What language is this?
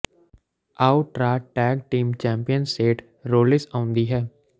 Punjabi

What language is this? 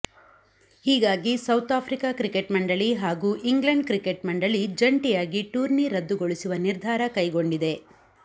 Kannada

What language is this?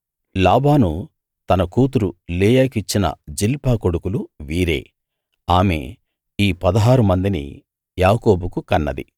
Telugu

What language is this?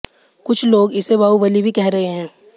Hindi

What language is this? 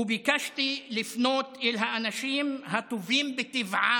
Hebrew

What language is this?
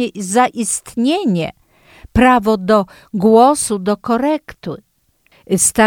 Polish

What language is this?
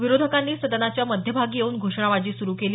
Marathi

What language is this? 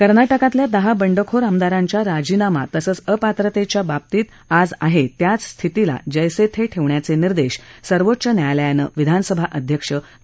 Marathi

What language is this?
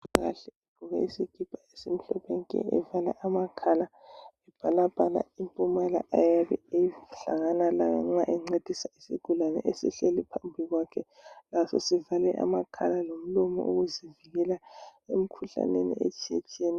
North Ndebele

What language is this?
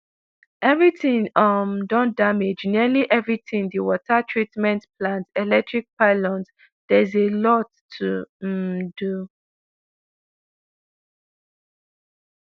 Nigerian Pidgin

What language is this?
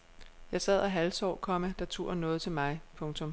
Danish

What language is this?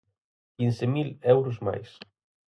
Galician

